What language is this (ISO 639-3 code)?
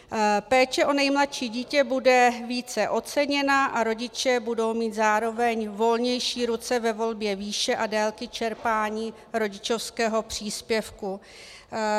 ces